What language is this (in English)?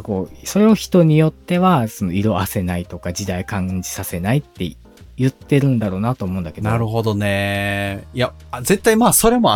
Japanese